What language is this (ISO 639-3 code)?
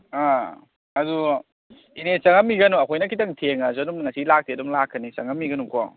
mni